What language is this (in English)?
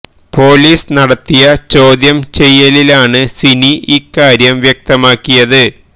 Malayalam